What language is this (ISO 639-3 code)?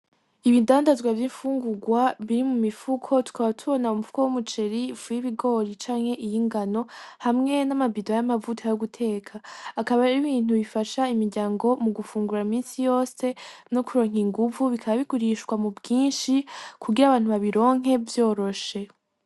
run